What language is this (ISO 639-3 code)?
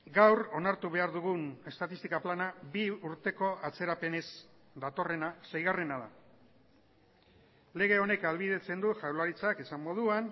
eus